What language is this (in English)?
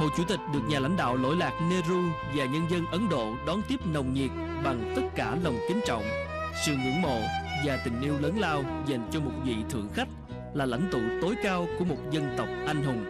Vietnamese